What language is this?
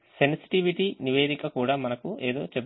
Telugu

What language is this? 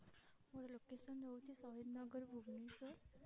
Odia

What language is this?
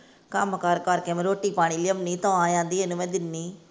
Punjabi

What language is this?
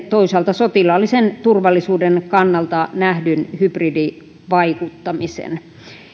Finnish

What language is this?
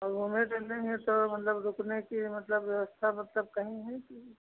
Hindi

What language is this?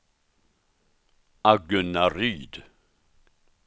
Swedish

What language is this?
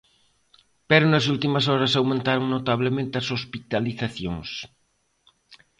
Galician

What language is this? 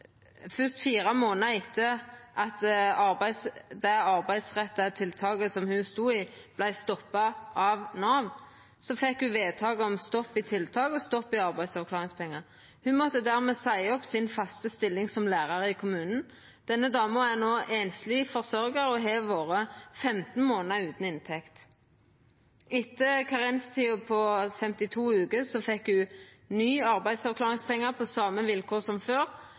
Norwegian Nynorsk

